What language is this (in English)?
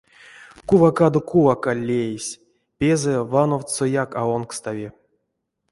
Erzya